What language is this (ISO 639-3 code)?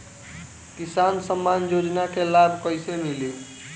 bho